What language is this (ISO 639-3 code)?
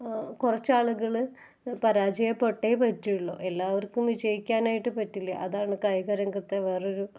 mal